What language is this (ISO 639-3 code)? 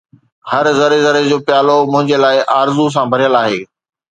snd